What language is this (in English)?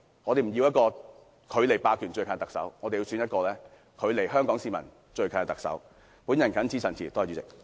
Cantonese